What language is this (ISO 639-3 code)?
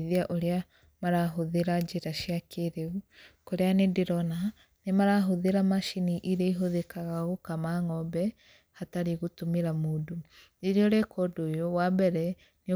kik